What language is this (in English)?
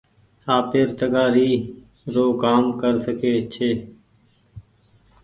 Goaria